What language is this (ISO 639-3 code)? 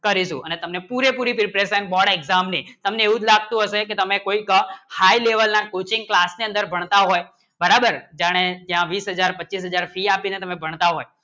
guj